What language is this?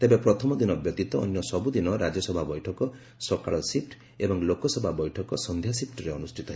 Odia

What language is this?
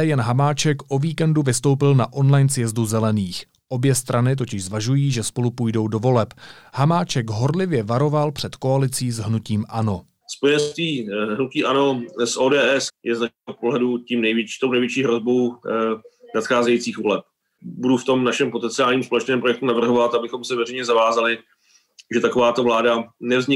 Czech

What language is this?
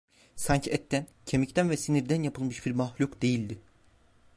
Turkish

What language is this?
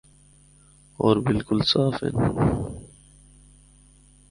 Northern Hindko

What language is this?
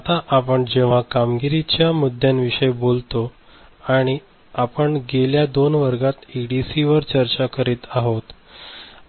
Marathi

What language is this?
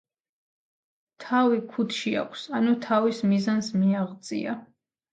Georgian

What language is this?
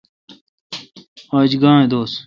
Kalkoti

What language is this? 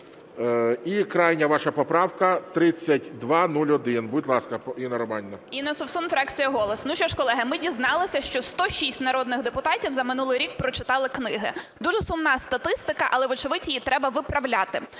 Ukrainian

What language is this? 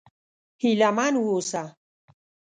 Pashto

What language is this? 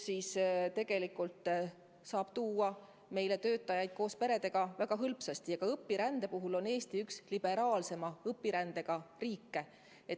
Estonian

